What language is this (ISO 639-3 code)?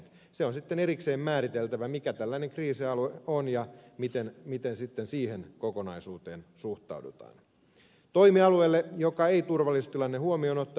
fin